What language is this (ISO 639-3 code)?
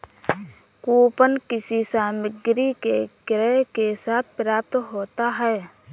hin